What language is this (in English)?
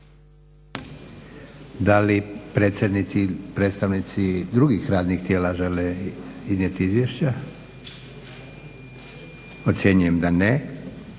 Croatian